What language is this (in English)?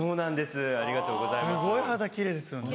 Japanese